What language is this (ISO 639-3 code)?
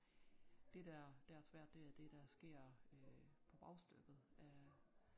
dan